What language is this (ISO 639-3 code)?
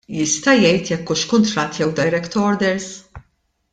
mlt